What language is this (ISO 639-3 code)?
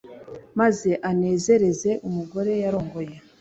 kin